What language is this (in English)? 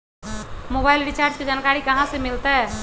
Magahi